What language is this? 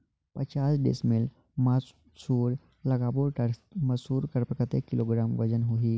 Chhattisgarhi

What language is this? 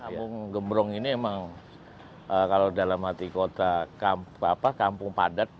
Indonesian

